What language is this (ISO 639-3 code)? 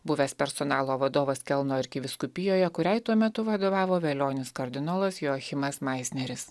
lit